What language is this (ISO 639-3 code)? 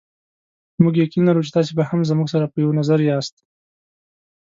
pus